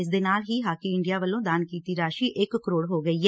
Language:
Punjabi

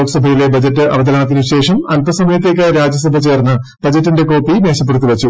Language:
Malayalam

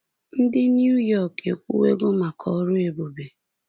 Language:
Igbo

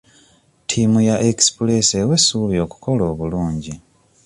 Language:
Ganda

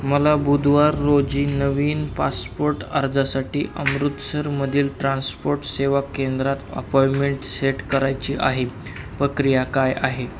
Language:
Marathi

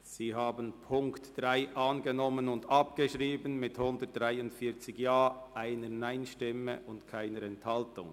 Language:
Swiss German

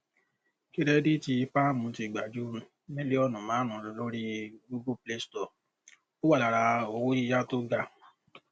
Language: Yoruba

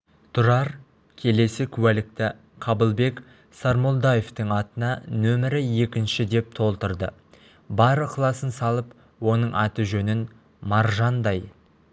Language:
Kazakh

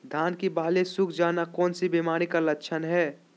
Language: Magahi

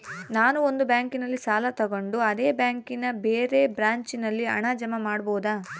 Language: Kannada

